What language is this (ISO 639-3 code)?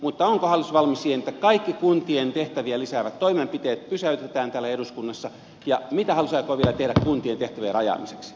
fin